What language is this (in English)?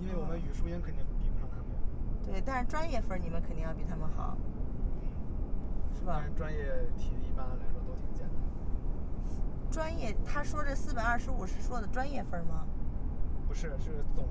Chinese